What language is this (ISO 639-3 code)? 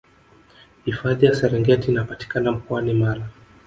swa